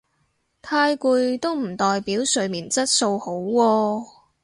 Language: Cantonese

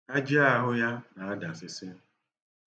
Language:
Igbo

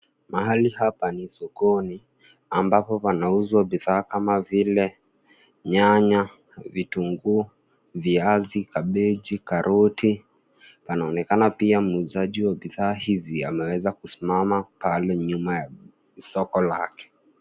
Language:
Swahili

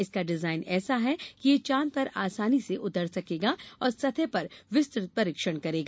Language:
Hindi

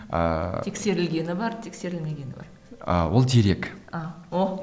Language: Kazakh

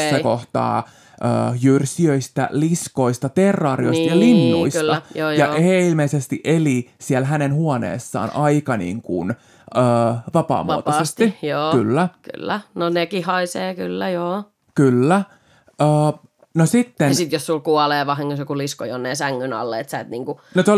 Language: Finnish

